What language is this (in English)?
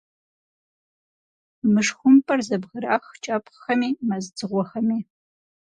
Kabardian